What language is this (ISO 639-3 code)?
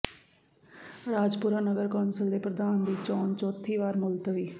pan